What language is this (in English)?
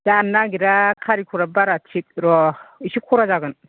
Bodo